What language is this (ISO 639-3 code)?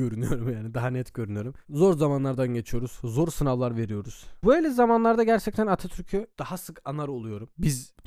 tur